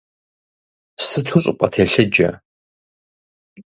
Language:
Kabardian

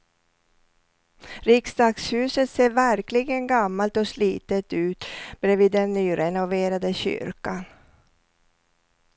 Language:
Swedish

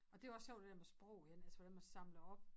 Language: Danish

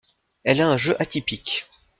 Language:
French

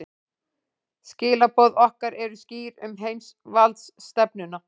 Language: Icelandic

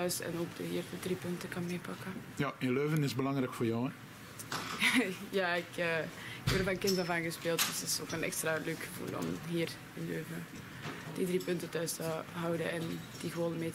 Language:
Dutch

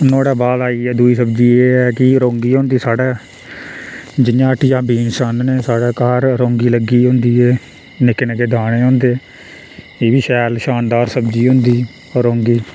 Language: Dogri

